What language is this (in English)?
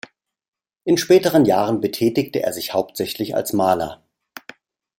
German